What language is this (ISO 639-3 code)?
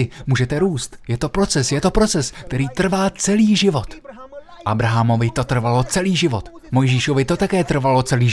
ces